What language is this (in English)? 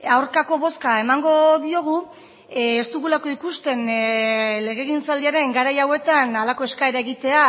Basque